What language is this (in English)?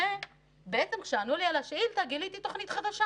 Hebrew